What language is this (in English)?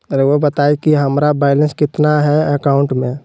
Magahi